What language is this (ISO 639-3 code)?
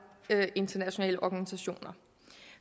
dan